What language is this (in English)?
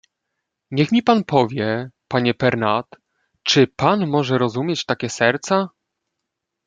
Polish